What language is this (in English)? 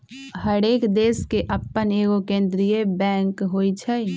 Magahi